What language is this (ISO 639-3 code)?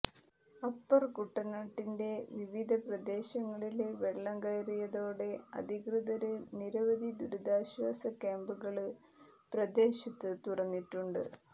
mal